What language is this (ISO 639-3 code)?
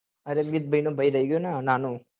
guj